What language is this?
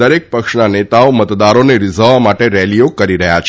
Gujarati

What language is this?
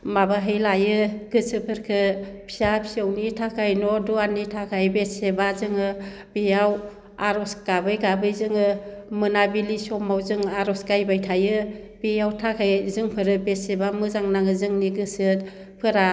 Bodo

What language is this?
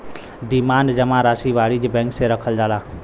Bhojpuri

